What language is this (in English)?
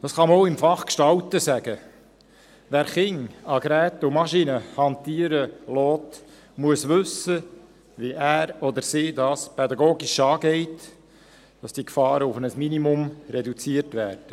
Swiss German